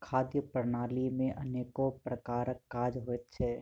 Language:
Maithili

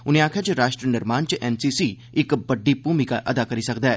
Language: Dogri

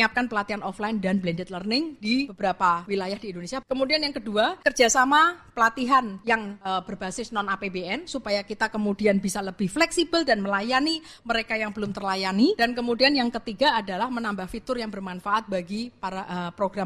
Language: Indonesian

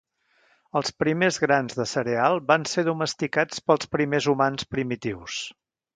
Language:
Catalan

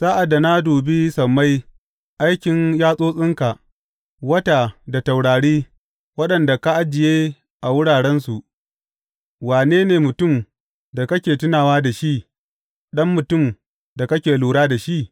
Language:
Hausa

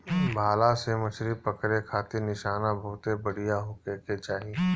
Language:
Bhojpuri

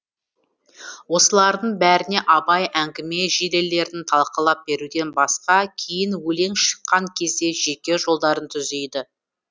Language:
Kazakh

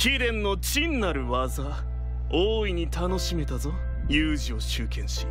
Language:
Japanese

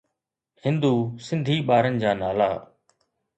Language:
Sindhi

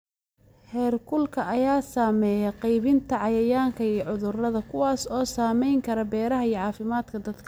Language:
Somali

